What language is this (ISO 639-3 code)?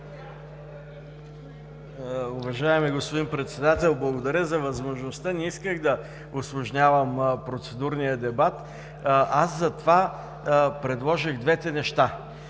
bul